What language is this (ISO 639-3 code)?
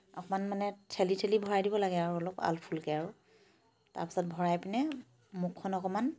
asm